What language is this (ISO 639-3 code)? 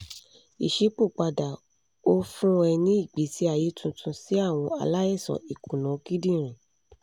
yor